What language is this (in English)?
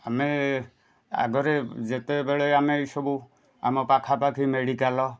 Odia